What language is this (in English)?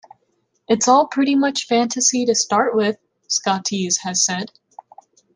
English